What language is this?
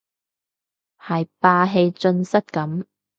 Cantonese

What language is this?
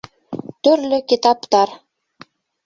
Bashkir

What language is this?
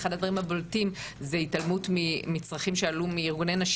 Hebrew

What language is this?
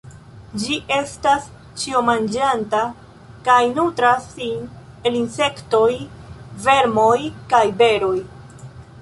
Esperanto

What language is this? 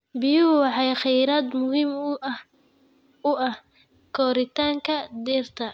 Somali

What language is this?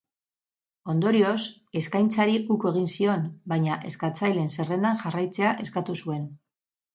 Basque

